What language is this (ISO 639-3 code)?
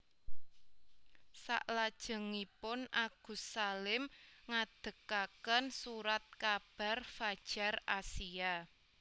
jav